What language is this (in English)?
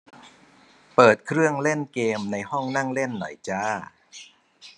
Thai